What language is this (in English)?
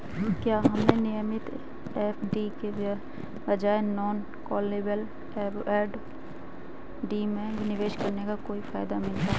Hindi